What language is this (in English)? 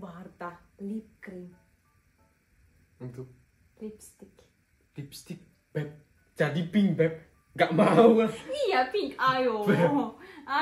Indonesian